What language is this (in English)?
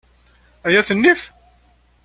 Kabyle